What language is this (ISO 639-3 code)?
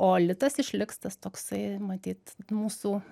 lit